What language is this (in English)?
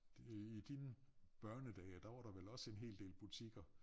Danish